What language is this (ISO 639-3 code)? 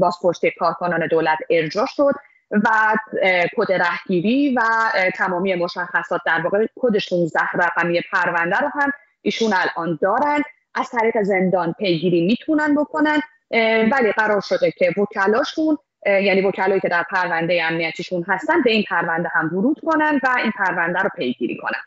fas